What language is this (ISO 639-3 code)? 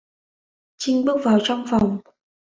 vie